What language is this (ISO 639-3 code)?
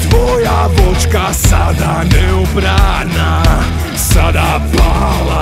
ces